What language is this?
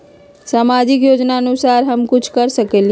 Magahi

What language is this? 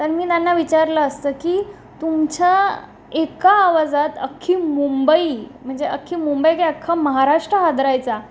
Marathi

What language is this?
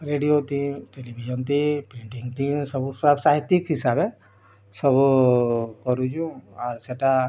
Odia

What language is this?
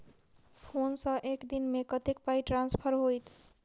Maithili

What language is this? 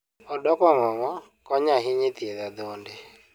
Luo (Kenya and Tanzania)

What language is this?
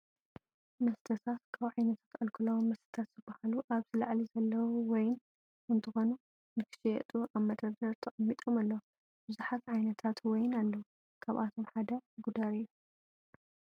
Tigrinya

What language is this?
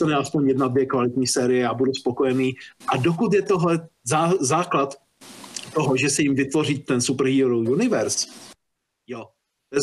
Czech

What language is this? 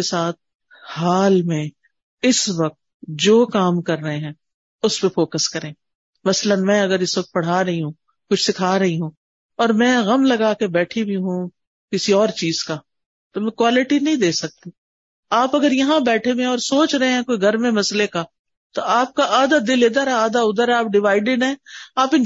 Urdu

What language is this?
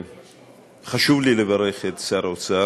Hebrew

